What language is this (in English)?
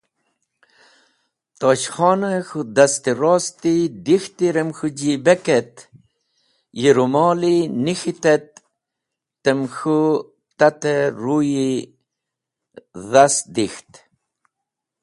Wakhi